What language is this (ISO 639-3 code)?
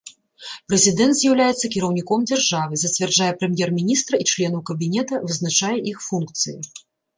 bel